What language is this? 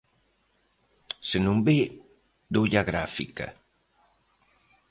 Galician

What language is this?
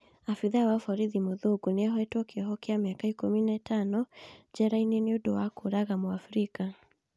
Kikuyu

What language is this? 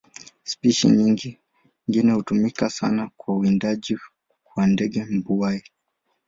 Swahili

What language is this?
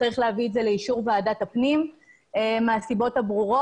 Hebrew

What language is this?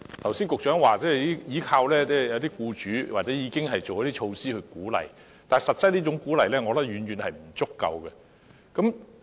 Cantonese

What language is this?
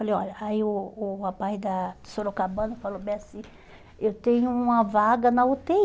Portuguese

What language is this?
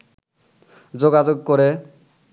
Bangla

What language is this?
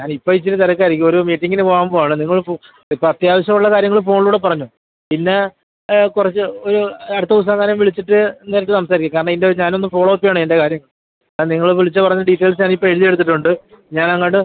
Malayalam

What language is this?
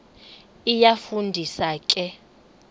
Xhosa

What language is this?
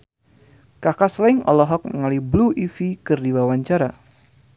Sundanese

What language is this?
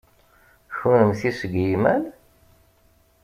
Kabyle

